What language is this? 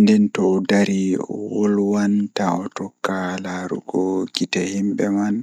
Fula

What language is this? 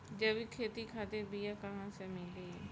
Bhojpuri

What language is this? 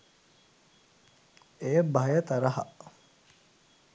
Sinhala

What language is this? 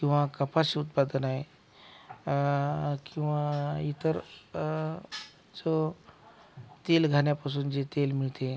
Marathi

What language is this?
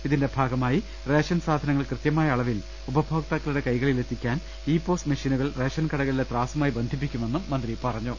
Malayalam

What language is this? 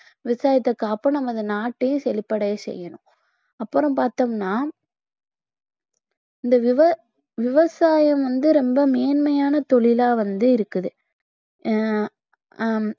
Tamil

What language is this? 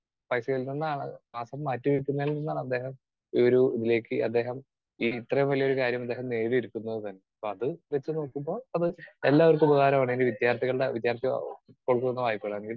Malayalam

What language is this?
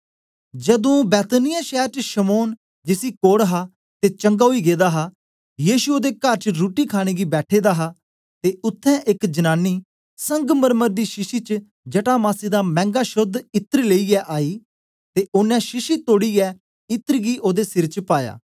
Dogri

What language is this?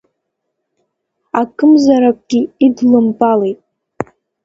Abkhazian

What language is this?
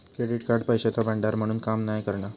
Marathi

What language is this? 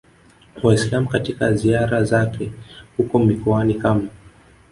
Swahili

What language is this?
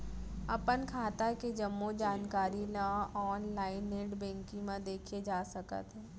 Chhattisgarhi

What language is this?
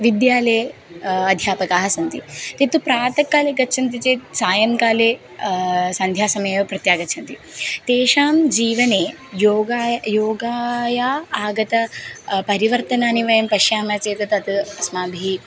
Sanskrit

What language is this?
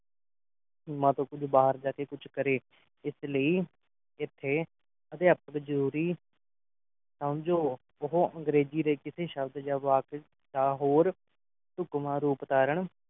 Punjabi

